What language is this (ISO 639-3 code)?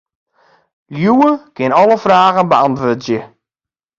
fry